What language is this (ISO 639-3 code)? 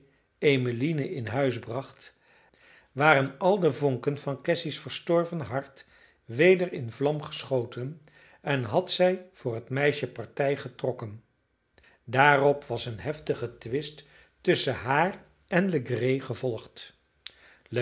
nld